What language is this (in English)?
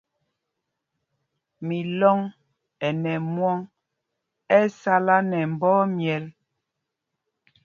Mpumpong